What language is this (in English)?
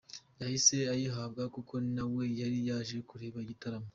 Kinyarwanda